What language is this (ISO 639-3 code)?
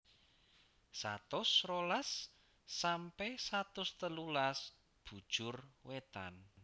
jav